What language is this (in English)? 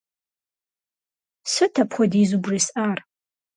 Kabardian